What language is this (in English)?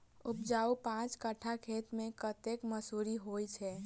Maithili